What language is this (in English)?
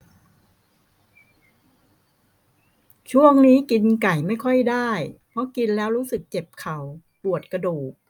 Thai